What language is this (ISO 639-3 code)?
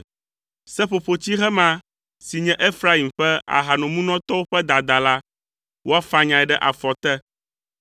ewe